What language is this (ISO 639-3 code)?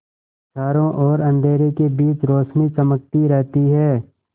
hin